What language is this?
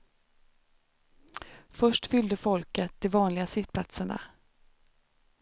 Swedish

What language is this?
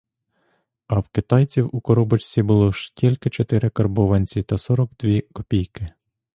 Ukrainian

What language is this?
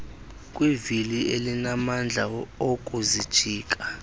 Xhosa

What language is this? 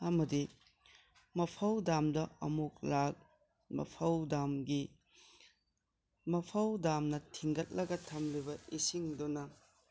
Manipuri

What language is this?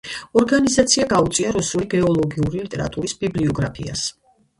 Georgian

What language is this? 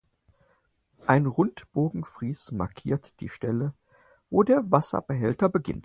German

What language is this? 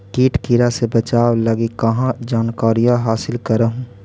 Magahi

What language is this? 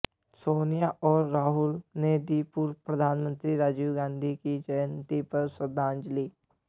Hindi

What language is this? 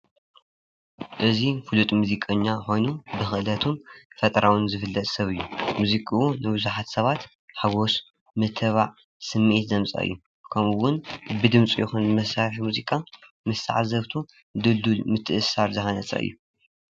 Tigrinya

